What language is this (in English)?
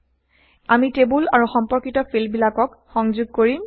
Assamese